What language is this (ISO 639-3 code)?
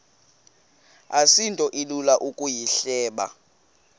xho